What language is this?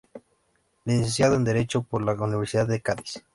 Spanish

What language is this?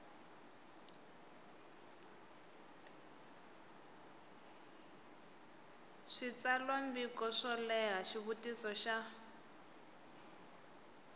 Tsonga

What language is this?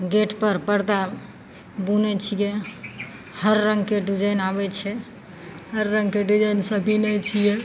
Maithili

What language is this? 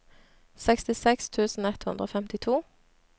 Norwegian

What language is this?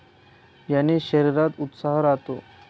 Marathi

